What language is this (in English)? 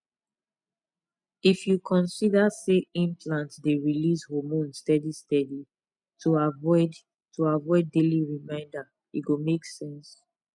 Nigerian Pidgin